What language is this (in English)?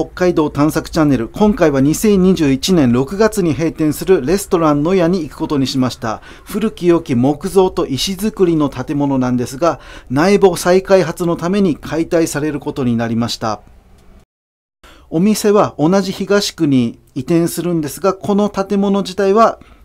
Japanese